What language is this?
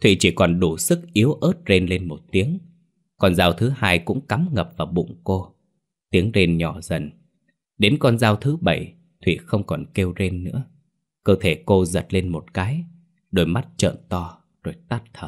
Vietnamese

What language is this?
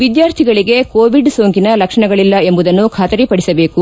Kannada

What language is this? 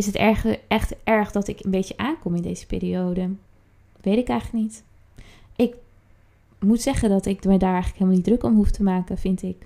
Dutch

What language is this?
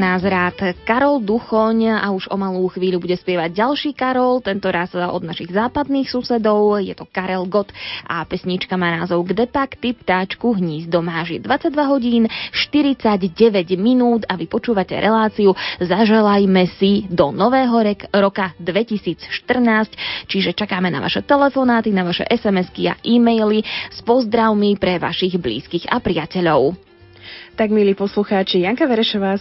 Slovak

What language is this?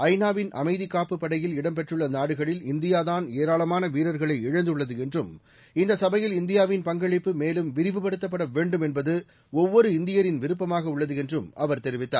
Tamil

